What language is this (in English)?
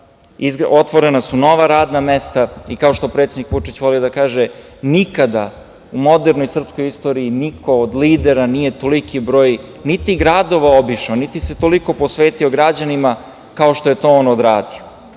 Serbian